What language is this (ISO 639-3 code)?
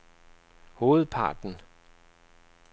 dan